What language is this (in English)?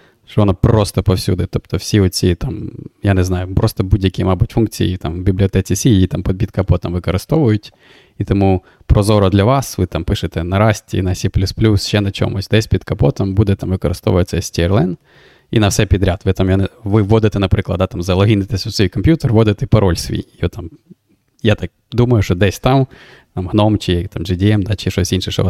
Ukrainian